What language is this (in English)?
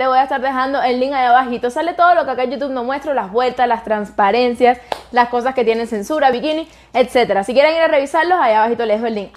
Spanish